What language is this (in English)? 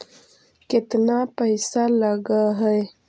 Magahi